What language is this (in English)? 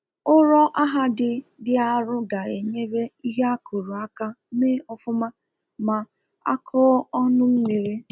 Igbo